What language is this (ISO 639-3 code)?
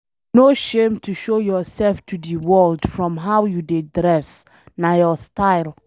pcm